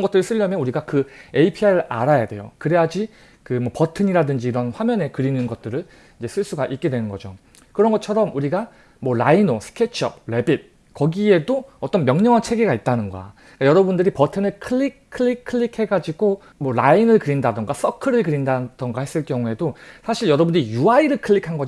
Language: Korean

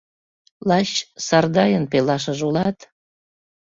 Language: Mari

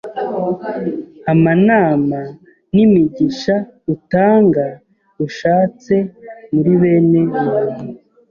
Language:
Kinyarwanda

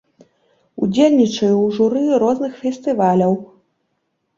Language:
Belarusian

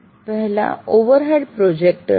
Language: Gujarati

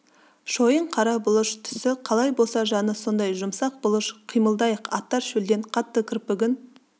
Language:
Kazakh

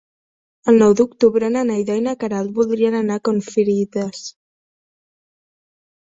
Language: Catalan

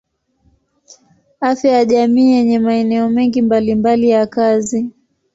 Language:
Swahili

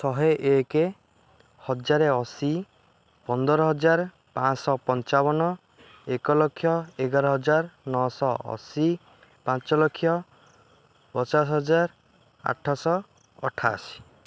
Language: Odia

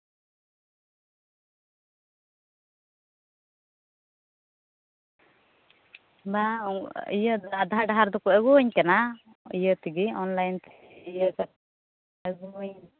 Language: Santali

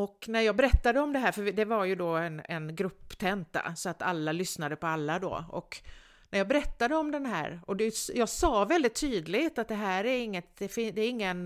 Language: Swedish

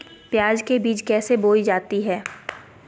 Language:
Magahi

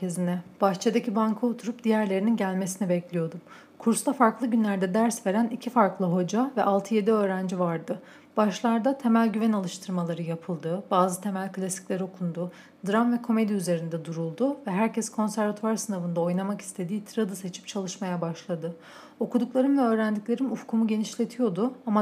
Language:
Turkish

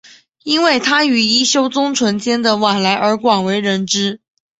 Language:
Chinese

